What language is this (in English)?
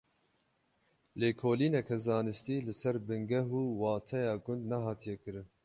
Kurdish